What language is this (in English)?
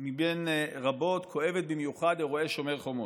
Hebrew